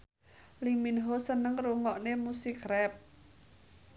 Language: Javanese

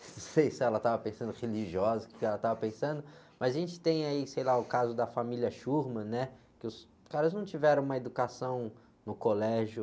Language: Portuguese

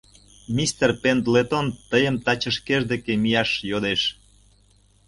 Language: Mari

